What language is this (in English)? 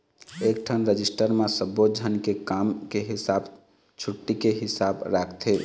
Chhattisgarhi